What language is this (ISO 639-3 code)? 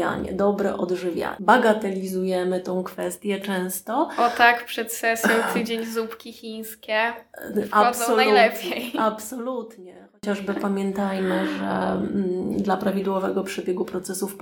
pol